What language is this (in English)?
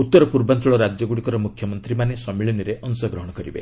Odia